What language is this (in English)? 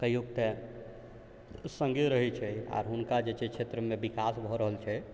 Maithili